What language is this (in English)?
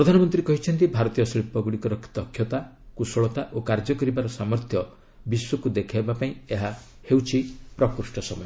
Odia